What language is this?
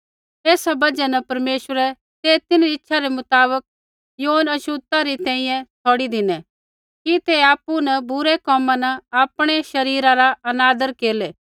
Kullu Pahari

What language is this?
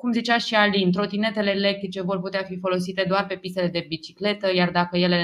Romanian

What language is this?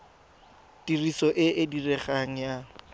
Tswana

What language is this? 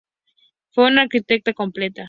Spanish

